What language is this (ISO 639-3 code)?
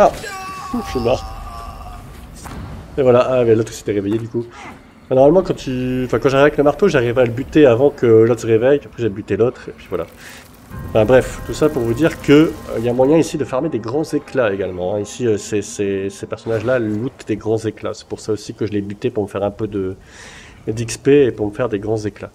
fra